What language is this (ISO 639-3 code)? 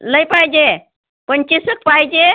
mar